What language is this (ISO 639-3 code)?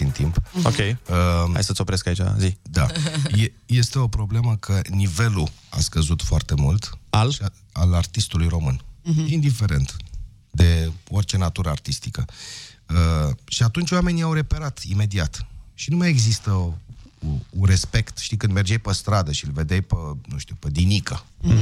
ron